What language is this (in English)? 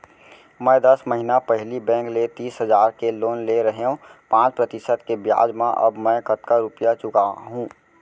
Chhattisgarhi